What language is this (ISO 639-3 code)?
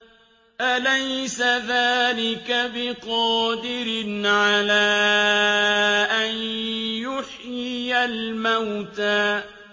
ara